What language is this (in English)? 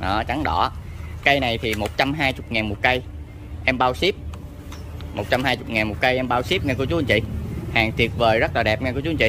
Vietnamese